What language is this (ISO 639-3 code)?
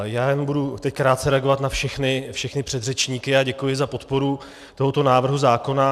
ces